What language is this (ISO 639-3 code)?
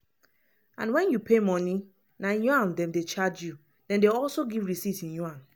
pcm